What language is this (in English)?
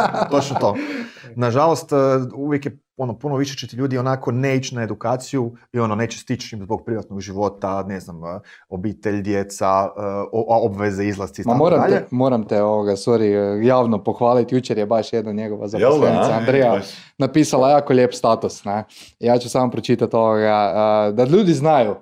Croatian